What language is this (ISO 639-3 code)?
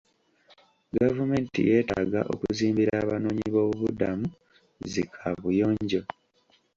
lug